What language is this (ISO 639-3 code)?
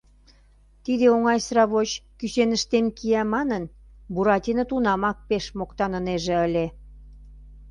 chm